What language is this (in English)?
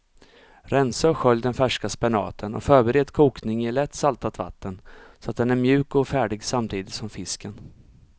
Swedish